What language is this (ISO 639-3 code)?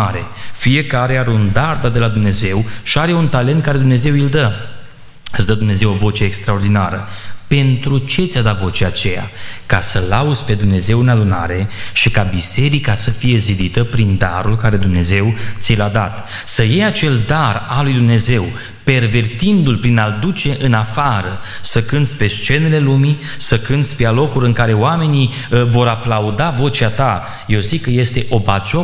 ron